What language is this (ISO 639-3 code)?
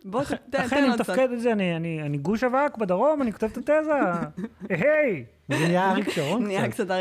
heb